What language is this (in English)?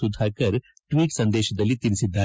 Kannada